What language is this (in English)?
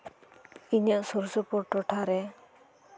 Santali